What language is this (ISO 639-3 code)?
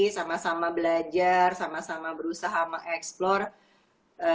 ind